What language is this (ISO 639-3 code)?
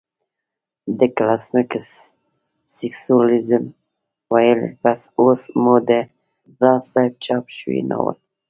pus